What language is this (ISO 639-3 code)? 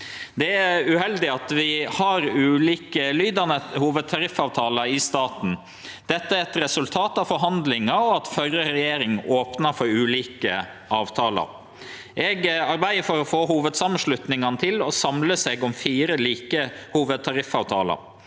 nor